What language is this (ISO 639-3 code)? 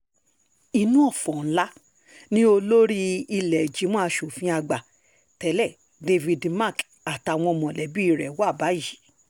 yor